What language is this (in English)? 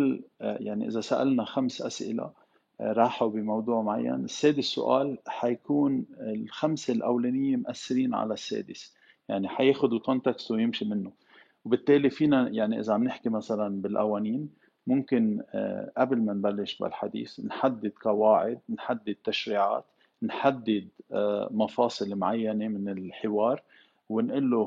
Arabic